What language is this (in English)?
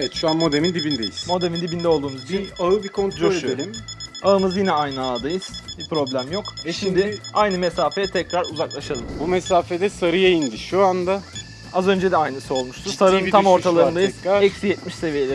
Turkish